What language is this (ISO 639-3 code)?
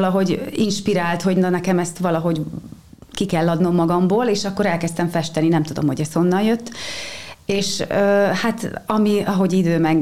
hun